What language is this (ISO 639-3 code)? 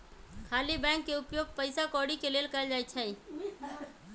mag